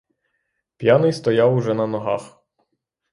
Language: Ukrainian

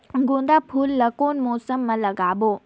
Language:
Chhattisgarhi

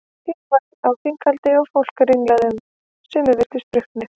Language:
Icelandic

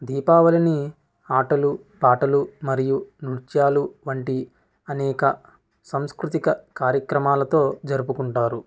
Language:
Telugu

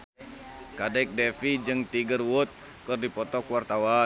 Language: Sundanese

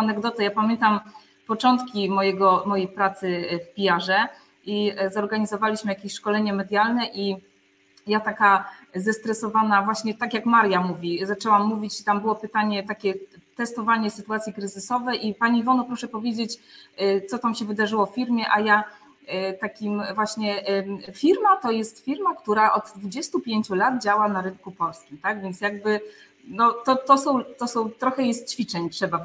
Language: Polish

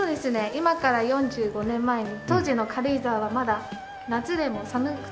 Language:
Japanese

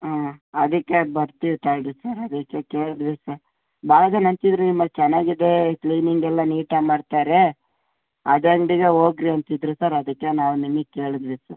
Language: Kannada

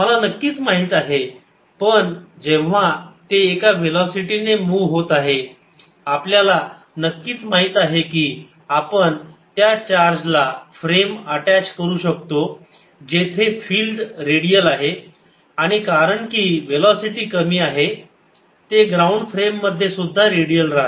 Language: Marathi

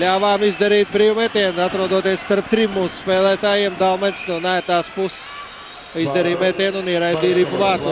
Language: Latvian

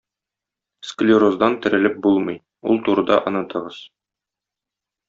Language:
Tatar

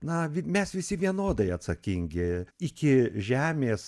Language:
Lithuanian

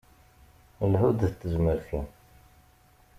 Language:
Kabyle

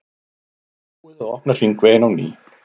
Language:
Icelandic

